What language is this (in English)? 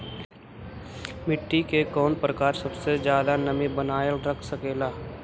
Magahi